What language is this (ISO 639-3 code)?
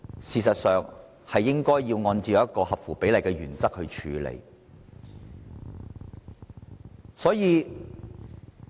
yue